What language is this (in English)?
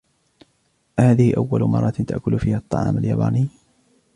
Arabic